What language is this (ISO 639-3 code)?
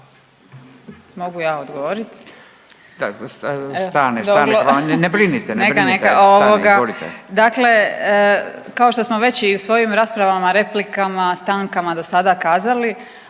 hrv